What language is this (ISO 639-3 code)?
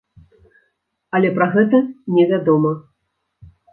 bel